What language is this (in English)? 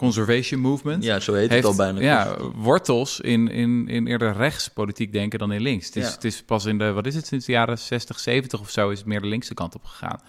Dutch